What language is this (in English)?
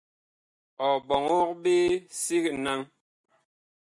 Bakoko